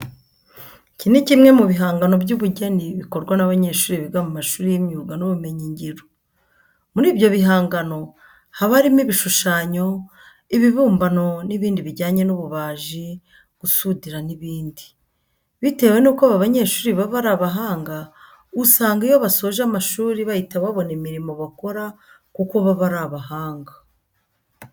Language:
Kinyarwanda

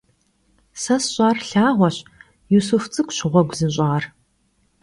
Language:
Kabardian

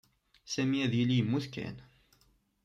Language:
Kabyle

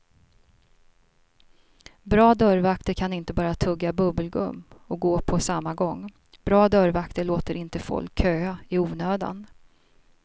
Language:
Swedish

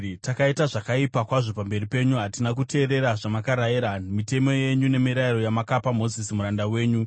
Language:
Shona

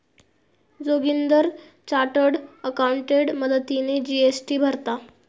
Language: Marathi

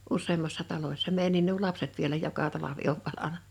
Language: Finnish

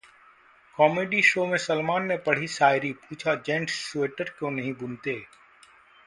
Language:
Hindi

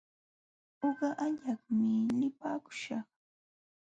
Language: Jauja Wanca Quechua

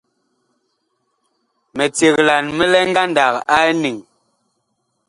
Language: Bakoko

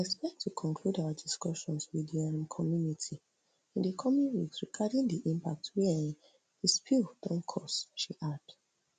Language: Nigerian Pidgin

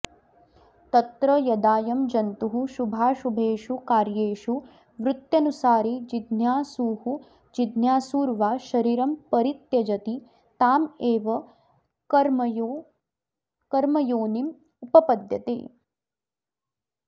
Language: Sanskrit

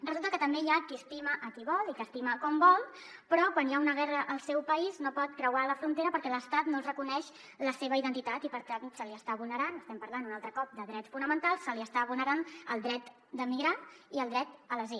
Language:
Catalan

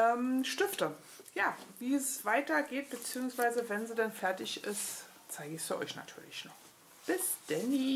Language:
German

